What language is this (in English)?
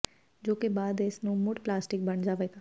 Punjabi